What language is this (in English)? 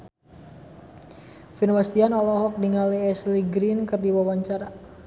Sundanese